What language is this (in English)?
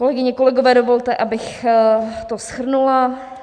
Czech